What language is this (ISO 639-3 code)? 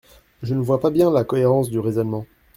fra